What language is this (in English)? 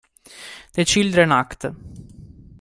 Italian